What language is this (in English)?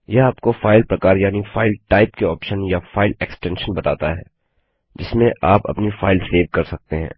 Hindi